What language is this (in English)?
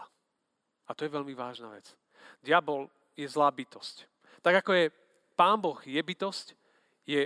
Slovak